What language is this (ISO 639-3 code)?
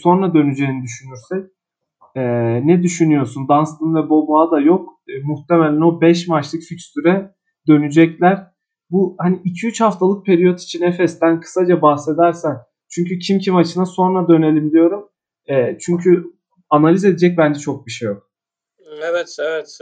tur